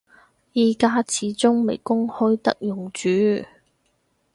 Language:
Cantonese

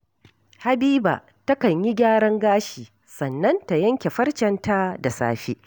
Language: Hausa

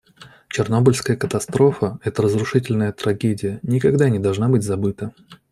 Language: Russian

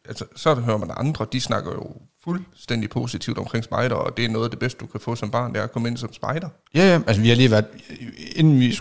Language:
Danish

